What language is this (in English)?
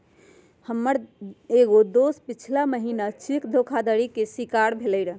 Magahi